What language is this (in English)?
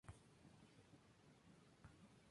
Spanish